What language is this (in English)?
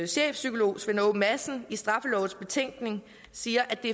Danish